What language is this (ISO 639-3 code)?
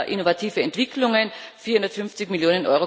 deu